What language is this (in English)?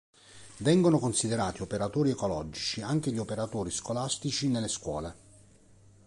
Italian